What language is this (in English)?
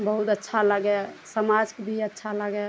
Maithili